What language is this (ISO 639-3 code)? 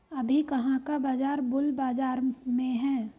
hin